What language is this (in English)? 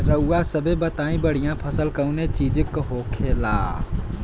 Bhojpuri